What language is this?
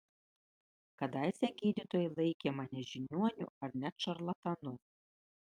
Lithuanian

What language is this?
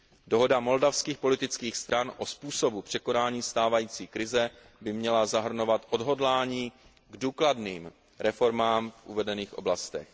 Czech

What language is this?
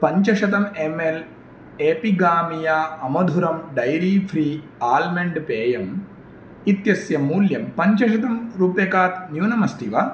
Sanskrit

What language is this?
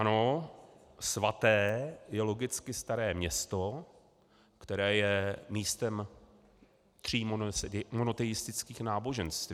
Czech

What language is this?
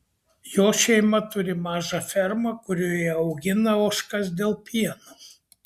Lithuanian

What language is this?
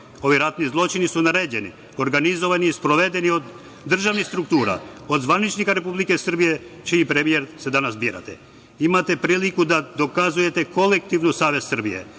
Serbian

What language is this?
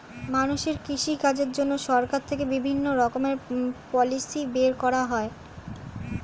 Bangla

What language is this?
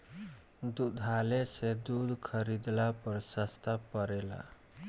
Bhojpuri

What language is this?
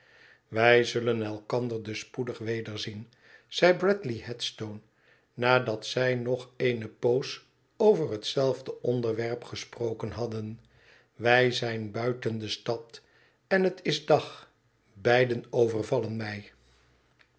Dutch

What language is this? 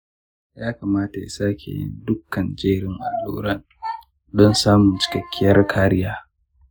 Hausa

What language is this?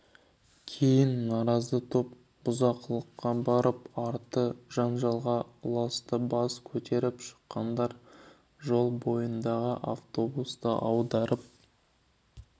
Kazakh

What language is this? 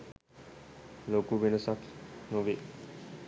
Sinhala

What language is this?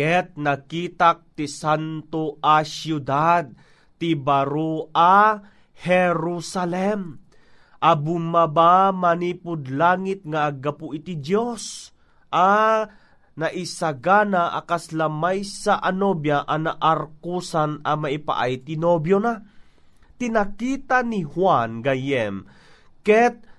Filipino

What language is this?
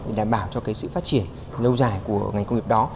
Vietnamese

